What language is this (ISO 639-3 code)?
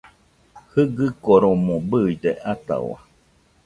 hux